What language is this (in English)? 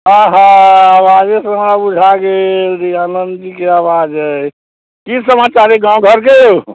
Maithili